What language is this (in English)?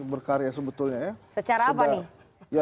Indonesian